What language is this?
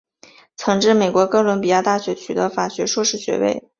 Chinese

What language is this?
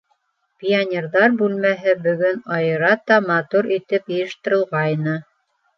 Bashkir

